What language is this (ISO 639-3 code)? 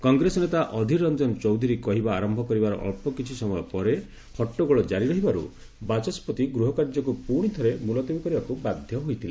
ori